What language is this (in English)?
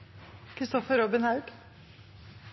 Norwegian Bokmål